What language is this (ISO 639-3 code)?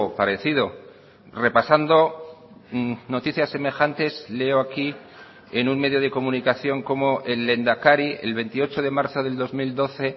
spa